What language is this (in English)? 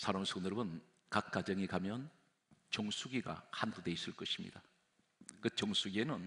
Korean